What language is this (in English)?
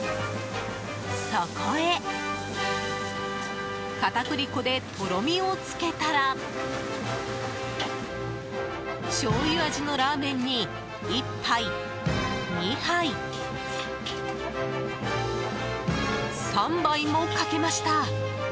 Japanese